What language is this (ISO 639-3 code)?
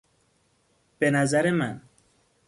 fas